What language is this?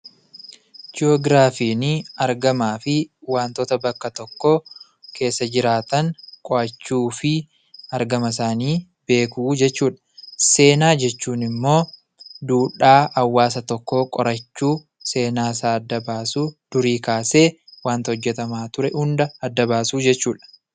Oromo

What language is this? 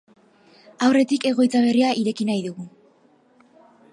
Basque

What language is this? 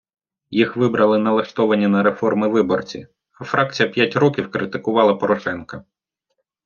Ukrainian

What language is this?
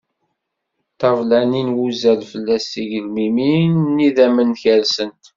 Kabyle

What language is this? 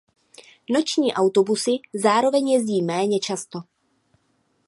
Czech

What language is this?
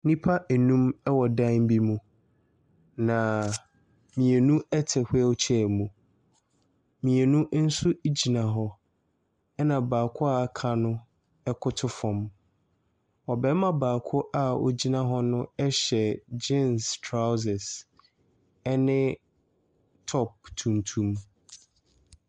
Akan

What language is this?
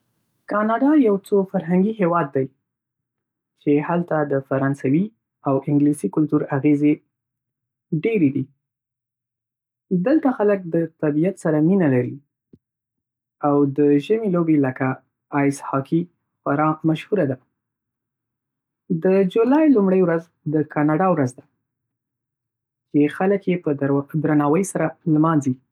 Pashto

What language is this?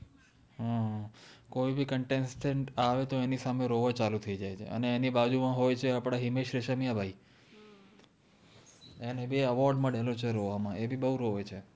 Gujarati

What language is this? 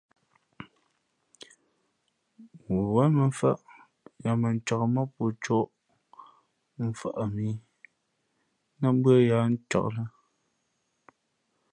Fe'fe'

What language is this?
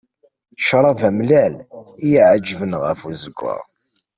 Kabyle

